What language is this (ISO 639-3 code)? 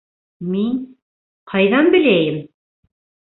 bak